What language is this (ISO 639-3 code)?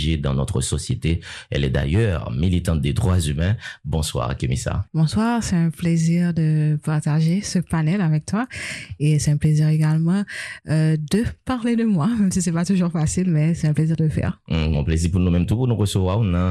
fra